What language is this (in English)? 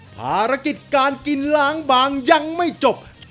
Thai